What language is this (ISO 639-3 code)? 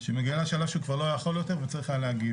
heb